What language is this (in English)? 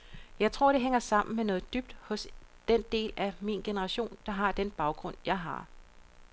Danish